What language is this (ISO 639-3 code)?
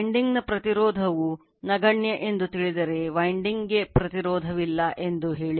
kan